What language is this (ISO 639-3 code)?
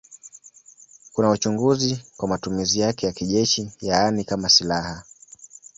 swa